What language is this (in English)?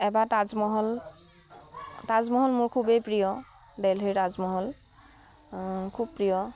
Assamese